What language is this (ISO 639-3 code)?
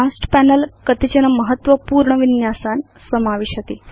san